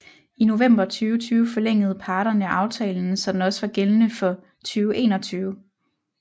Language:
Danish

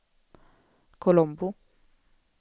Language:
Swedish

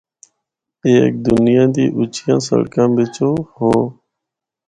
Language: Northern Hindko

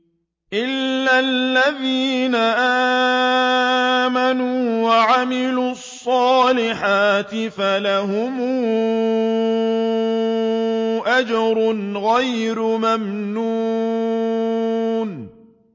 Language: Arabic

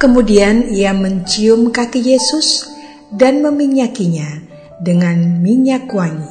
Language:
Indonesian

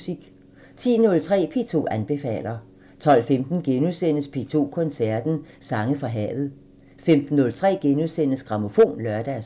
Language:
Danish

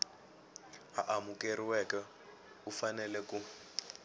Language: Tsonga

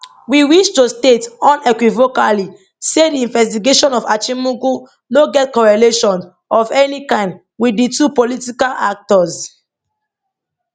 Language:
Nigerian Pidgin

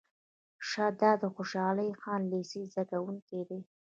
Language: Pashto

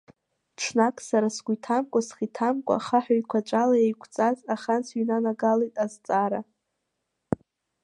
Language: Abkhazian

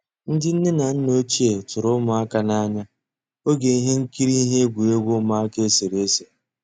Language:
Igbo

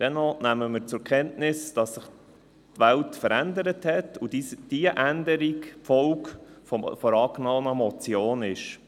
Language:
Swiss German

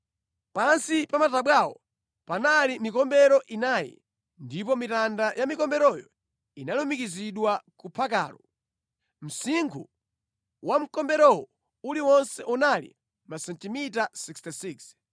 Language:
Nyanja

